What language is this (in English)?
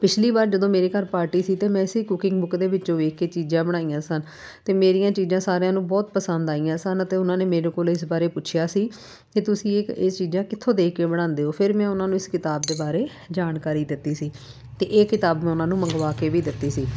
Punjabi